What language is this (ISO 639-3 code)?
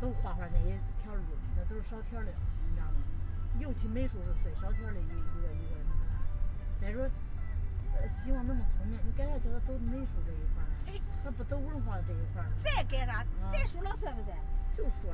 zho